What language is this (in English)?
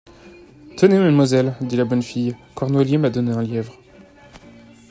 French